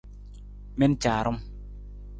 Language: Nawdm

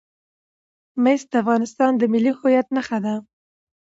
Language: Pashto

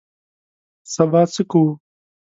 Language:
Pashto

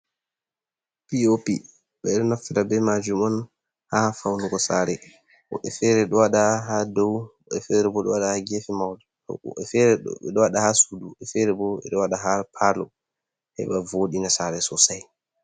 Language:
Fula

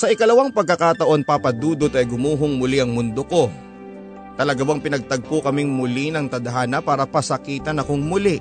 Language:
Filipino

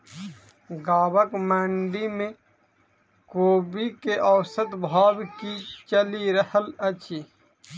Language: Maithili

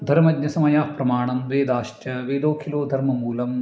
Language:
Sanskrit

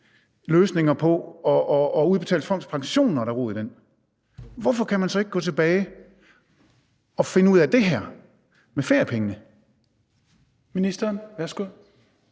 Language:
Danish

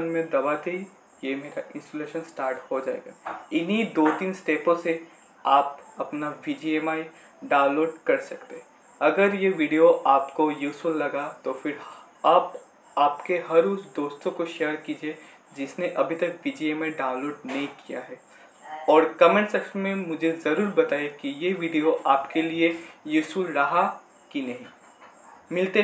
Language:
Hindi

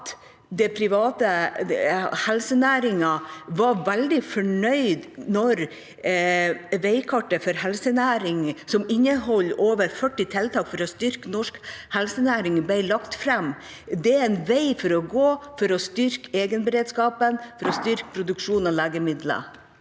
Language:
Norwegian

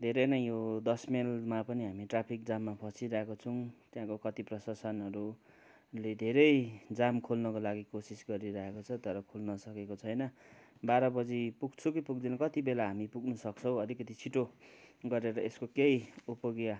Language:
Nepali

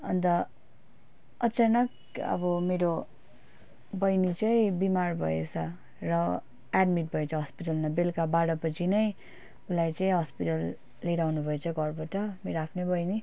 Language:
Nepali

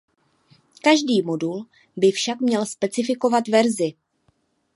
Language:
Czech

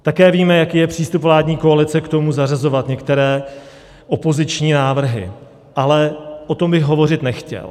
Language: Czech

